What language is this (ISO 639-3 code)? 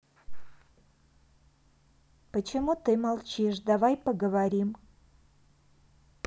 rus